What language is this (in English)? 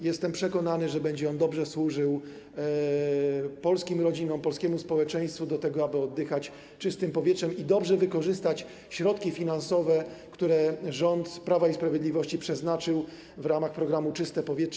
Polish